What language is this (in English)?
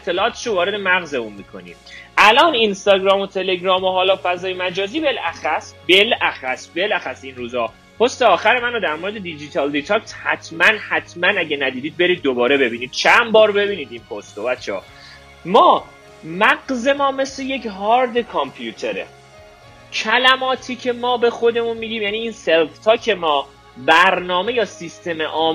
Persian